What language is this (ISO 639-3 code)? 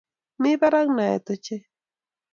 kln